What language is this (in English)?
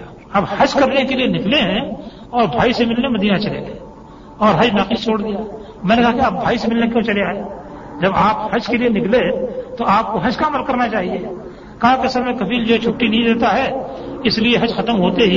Urdu